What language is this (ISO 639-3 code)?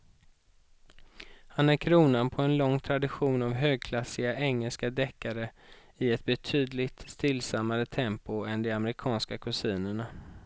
swe